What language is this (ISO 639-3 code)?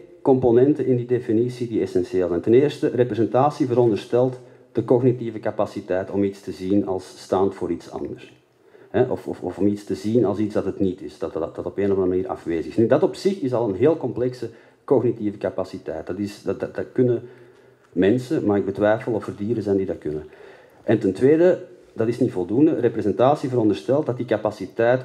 nld